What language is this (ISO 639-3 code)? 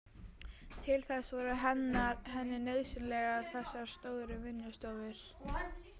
isl